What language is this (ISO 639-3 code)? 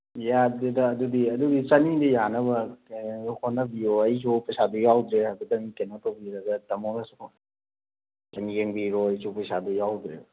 mni